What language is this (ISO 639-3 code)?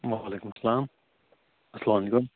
kas